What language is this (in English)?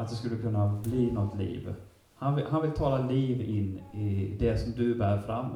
Swedish